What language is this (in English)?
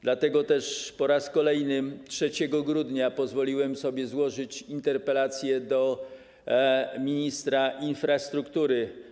Polish